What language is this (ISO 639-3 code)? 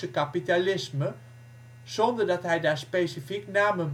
nld